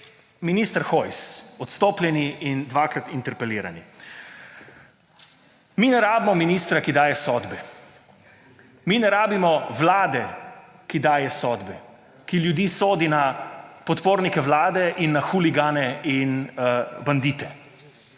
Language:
Slovenian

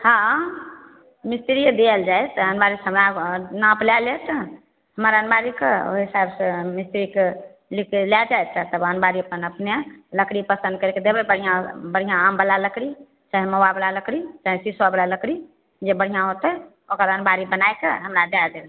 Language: Maithili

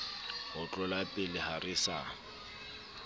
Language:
Southern Sotho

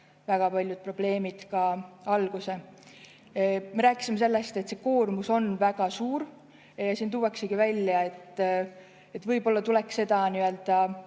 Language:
Estonian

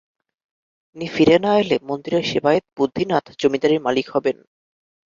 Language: Bangla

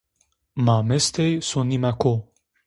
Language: Zaza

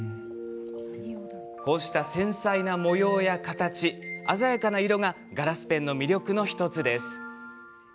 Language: Japanese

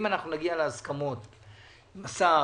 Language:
Hebrew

